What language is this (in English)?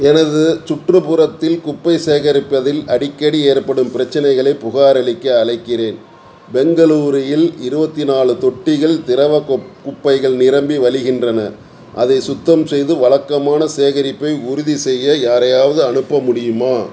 Tamil